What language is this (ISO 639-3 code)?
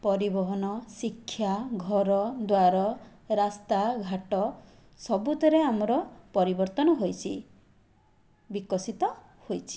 ori